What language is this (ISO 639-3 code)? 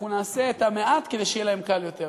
heb